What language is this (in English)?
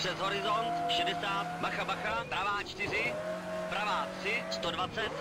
Czech